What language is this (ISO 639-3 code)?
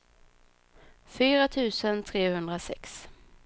swe